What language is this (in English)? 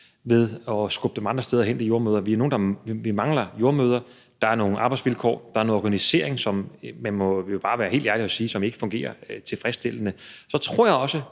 Danish